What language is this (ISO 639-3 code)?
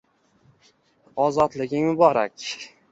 uzb